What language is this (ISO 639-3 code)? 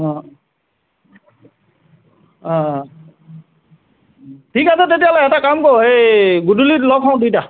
asm